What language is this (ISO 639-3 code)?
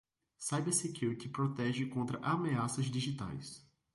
por